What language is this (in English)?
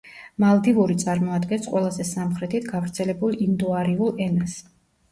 Georgian